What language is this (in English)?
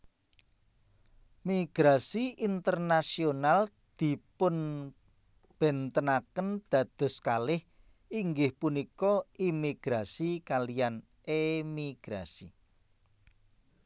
Javanese